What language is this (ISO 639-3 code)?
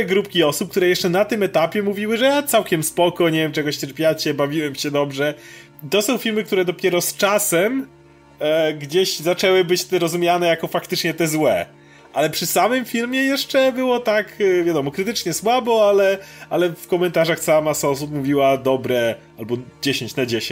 pol